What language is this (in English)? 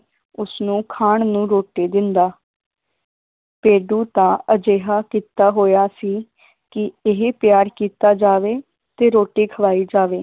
Punjabi